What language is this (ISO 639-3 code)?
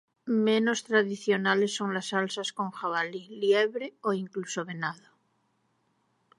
spa